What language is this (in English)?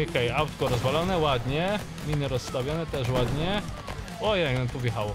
Polish